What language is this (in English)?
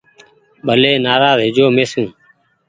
Goaria